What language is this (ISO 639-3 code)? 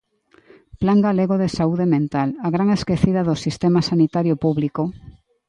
glg